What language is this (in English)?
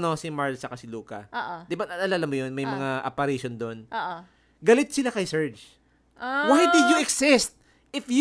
Filipino